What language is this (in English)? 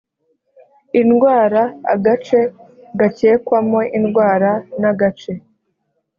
Kinyarwanda